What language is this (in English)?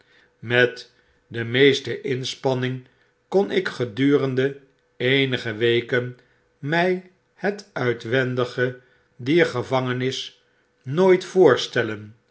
Dutch